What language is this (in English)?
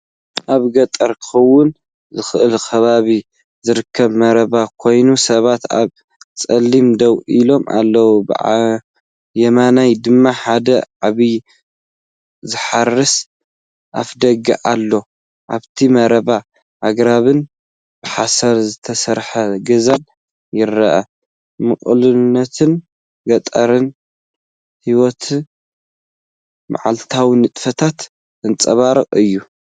Tigrinya